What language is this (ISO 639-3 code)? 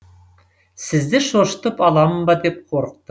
kaz